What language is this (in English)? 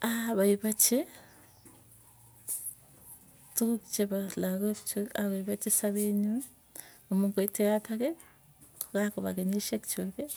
Tugen